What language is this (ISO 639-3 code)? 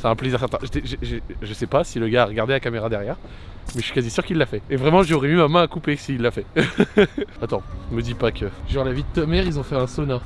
fra